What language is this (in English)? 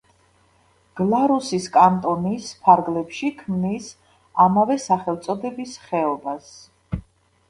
Georgian